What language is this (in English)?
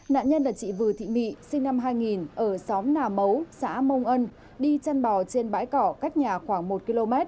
Vietnamese